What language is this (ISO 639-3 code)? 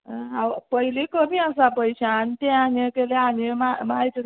kok